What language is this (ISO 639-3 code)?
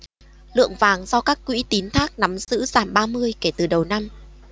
vie